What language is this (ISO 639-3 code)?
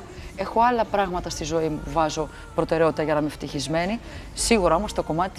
ell